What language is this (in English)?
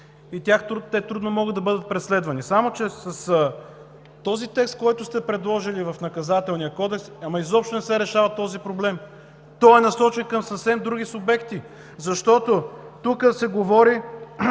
Bulgarian